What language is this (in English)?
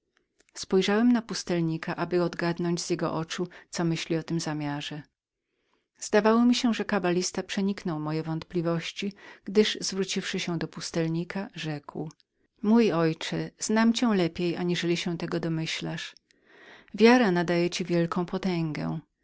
Polish